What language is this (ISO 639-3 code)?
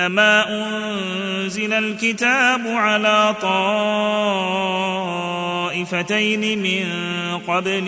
ara